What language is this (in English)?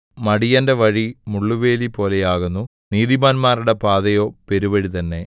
Malayalam